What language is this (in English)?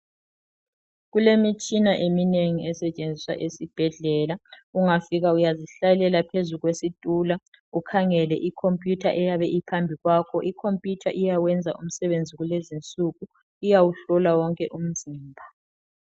North Ndebele